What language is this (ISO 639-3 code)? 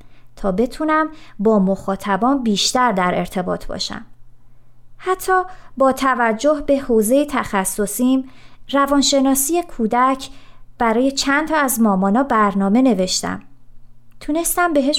fas